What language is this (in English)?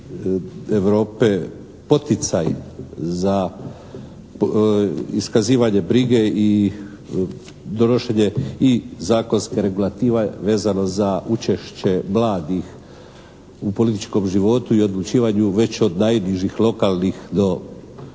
Croatian